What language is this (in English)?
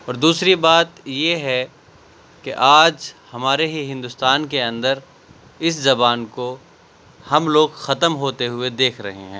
Urdu